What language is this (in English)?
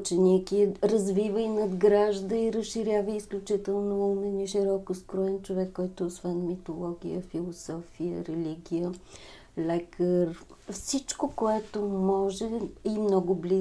Bulgarian